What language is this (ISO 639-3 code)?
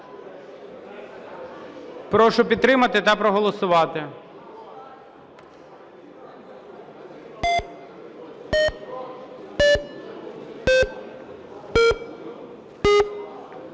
ukr